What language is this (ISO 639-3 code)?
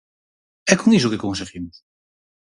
glg